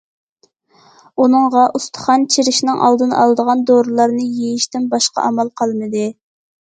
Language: Uyghur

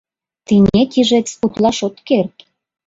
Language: Mari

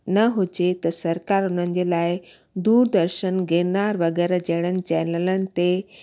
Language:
Sindhi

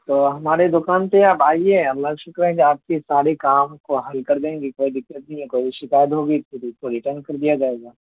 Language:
Urdu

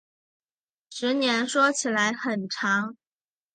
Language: Chinese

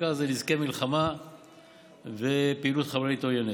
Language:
Hebrew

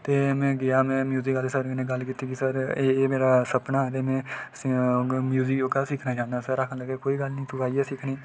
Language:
Dogri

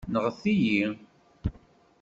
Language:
Kabyle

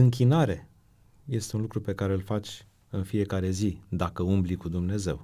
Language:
Romanian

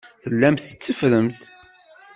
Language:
Kabyle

